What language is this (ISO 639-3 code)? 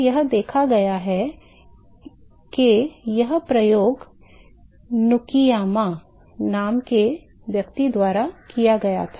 hin